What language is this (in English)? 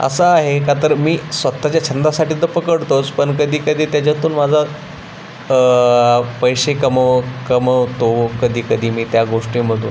Marathi